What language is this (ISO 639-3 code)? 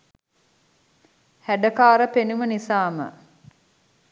sin